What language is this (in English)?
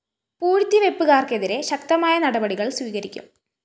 Malayalam